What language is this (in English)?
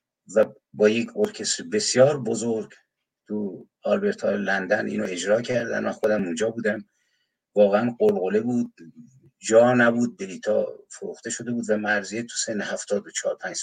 Persian